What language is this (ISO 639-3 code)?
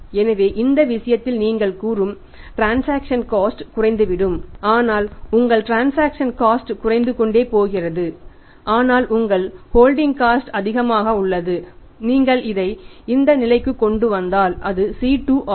tam